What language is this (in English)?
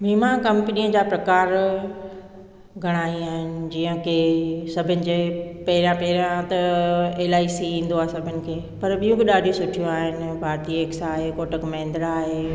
Sindhi